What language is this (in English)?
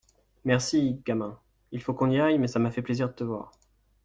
French